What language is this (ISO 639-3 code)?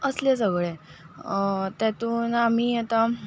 kok